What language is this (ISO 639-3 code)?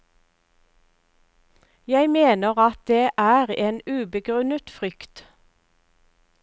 nor